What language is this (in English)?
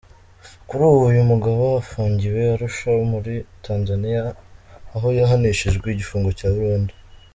Kinyarwanda